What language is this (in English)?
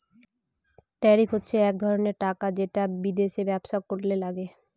Bangla